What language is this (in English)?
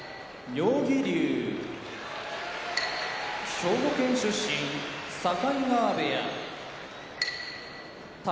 Japanese